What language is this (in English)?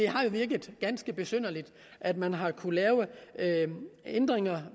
Danish